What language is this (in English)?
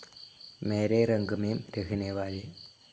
Malayalam